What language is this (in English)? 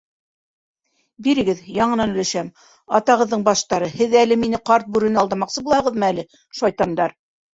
Bashkir